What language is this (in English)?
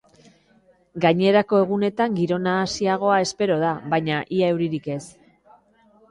Basque